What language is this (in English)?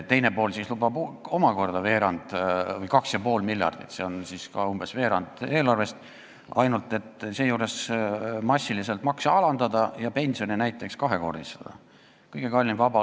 Estonian